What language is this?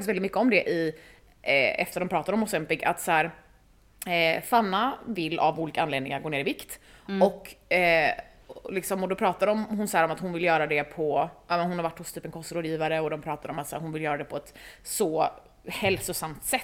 Swedish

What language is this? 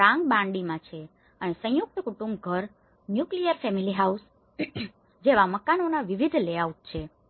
Gujarati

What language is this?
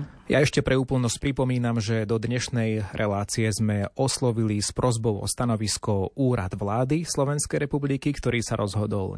Slovak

